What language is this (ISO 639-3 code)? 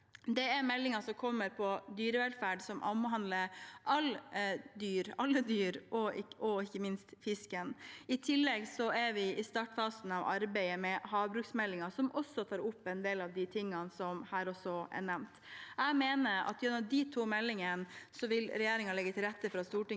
nor